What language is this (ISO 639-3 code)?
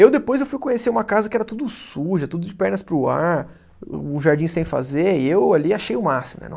por